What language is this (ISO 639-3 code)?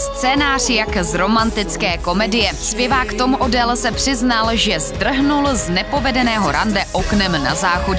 ces